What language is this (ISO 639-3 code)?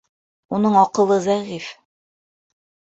bak